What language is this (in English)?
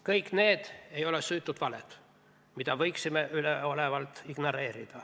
Estonian